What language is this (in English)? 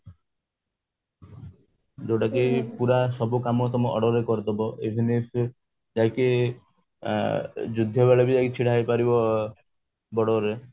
Odia